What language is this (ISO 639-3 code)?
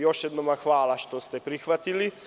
srp